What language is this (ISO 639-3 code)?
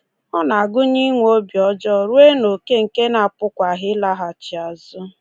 ibo